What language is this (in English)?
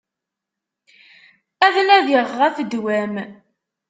Kabyle